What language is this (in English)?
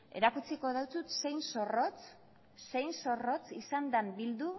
Basque